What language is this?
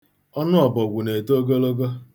Igbo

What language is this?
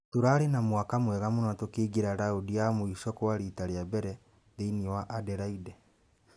Kikuyu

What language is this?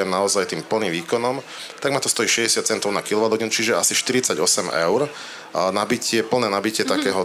Slovak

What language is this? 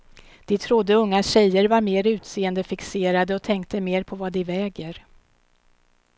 Swedish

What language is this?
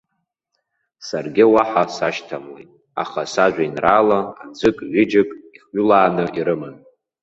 Abkhazian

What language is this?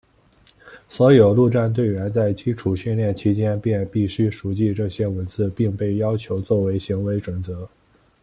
Chinese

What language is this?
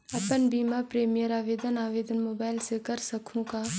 Chhattisgarhi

